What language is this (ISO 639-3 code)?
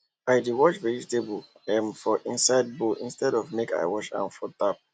pcm